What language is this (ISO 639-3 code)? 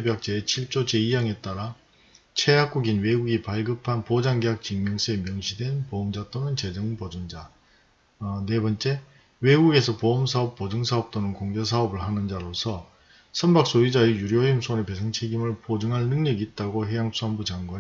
kor